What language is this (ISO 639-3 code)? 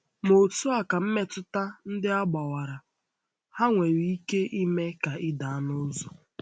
ibo